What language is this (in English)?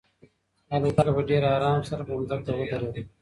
Pashto